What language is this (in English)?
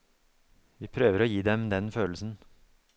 Norwegian